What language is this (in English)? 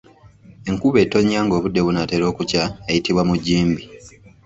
Ganda